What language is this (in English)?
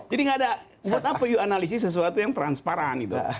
Indonesian